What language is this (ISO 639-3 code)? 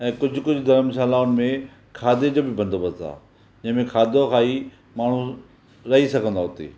snd